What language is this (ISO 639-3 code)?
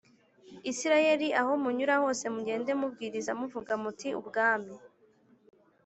kin